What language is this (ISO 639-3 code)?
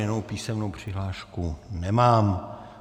ces